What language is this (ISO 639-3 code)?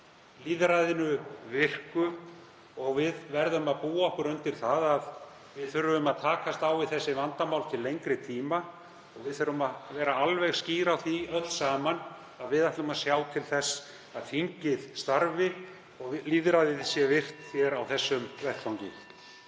isl